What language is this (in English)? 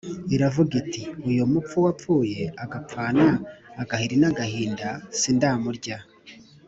Kinyarwanda